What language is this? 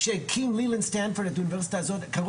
Hebrew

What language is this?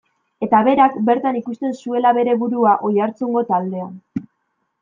Basque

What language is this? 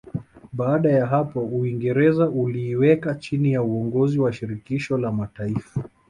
Swahili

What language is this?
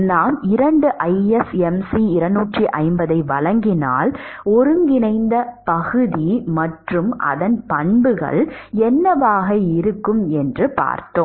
Tamil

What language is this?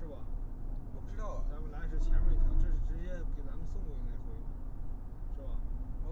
Chinese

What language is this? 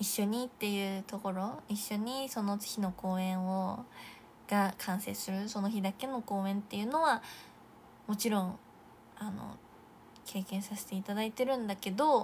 Japanese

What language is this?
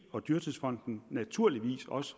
Danish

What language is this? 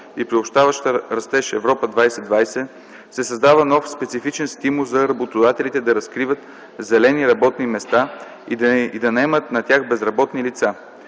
Bulgarian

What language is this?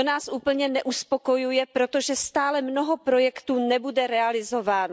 Czech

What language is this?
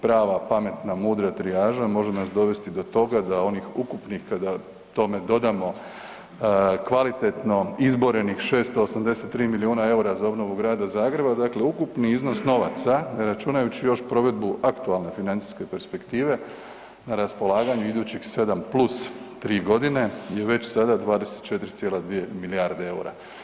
Croatian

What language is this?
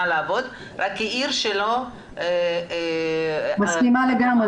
Hebrew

